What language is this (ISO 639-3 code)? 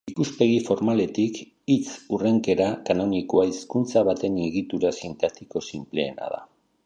eus